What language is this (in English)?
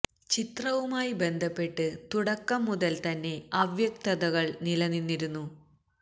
Malayalam